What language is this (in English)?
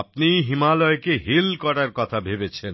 Bangla